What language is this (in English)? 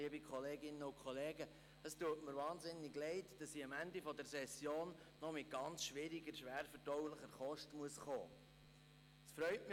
Swiss German